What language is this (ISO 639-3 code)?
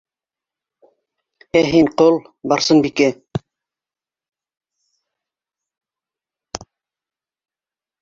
bak